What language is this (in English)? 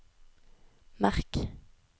Norwegian